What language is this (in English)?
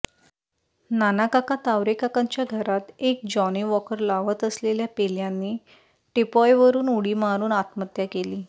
Marathi